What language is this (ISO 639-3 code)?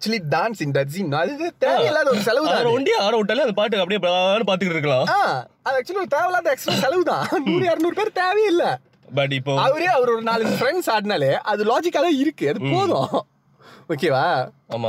tam